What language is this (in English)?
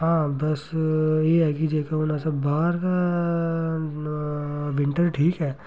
Dogri